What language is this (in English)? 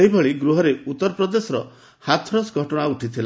Odia